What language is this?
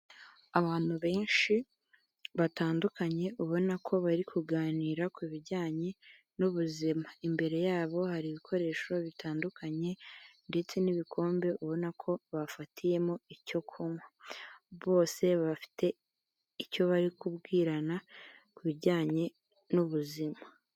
Kinyarwanda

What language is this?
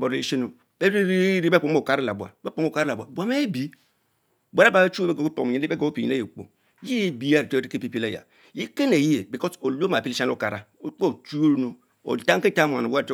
Mbe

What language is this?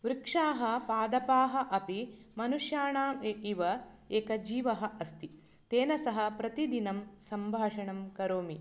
Sanskrit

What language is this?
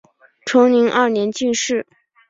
Chinese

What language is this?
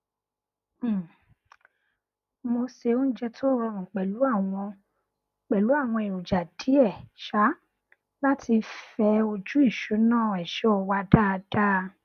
Yoruba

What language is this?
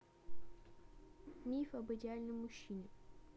Russian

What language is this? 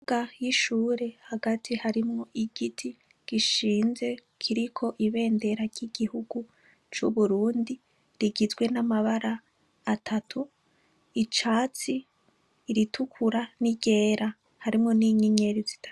Rundi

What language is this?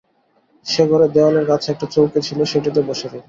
Bangla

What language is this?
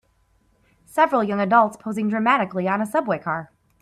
English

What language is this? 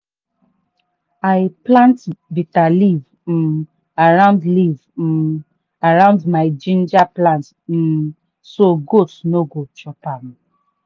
Nigerian Pidgin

